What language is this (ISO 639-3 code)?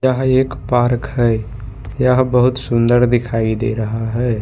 hin